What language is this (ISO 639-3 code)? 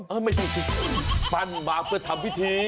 tha